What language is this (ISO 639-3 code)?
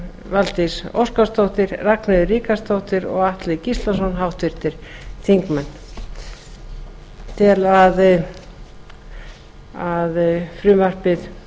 isl